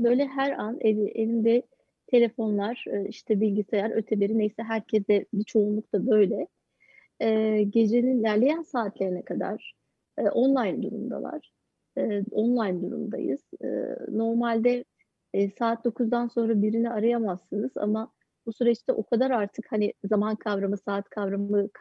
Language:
Turkish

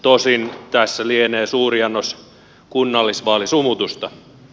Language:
Finnish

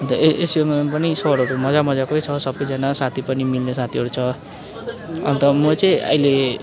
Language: Nepali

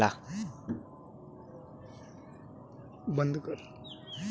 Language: Bhojpuri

